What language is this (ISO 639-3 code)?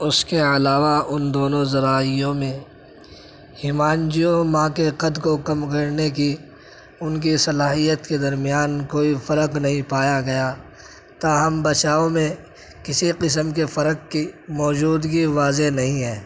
urd